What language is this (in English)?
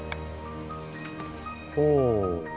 Japanese